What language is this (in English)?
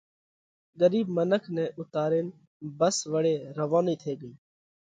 Parkari Koli